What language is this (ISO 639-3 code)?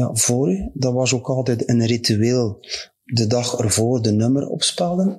nld